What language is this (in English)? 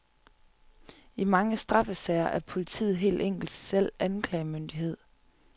Danish